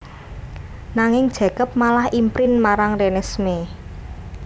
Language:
Javanese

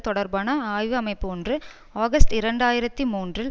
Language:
Tamil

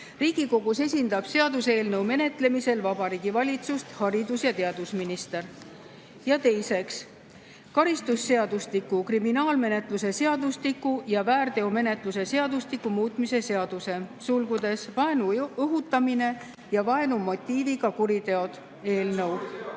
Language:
Estonian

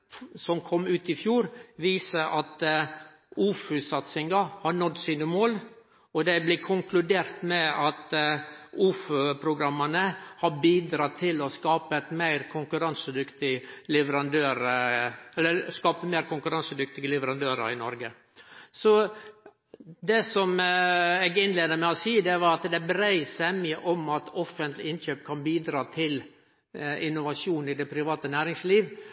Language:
Norwegian Nynorsk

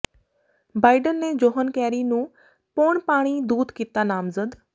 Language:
Punjabi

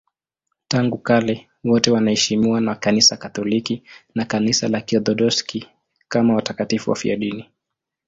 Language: Swahili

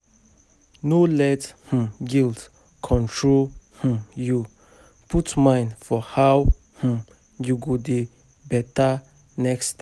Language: Nigerian Pidgin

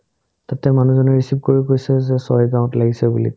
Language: Assamese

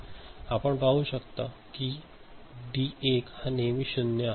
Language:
Marathi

